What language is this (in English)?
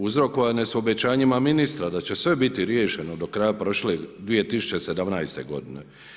Croatian